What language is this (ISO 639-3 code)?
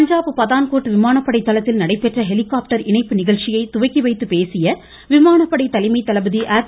tam